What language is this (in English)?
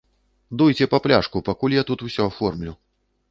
Belarusian